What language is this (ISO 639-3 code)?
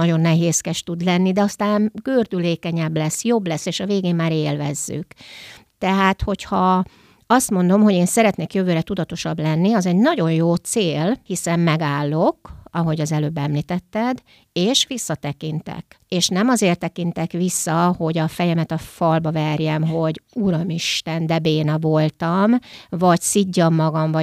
hun